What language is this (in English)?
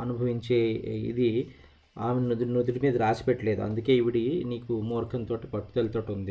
Telugu